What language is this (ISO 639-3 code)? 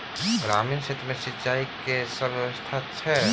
mai